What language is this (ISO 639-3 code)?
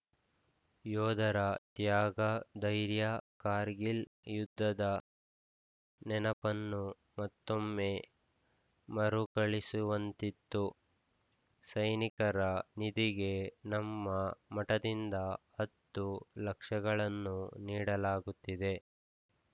kan